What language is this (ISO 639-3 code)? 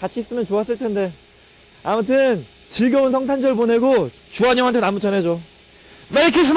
kor